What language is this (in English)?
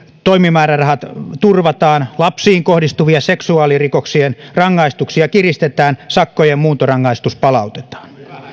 Finnish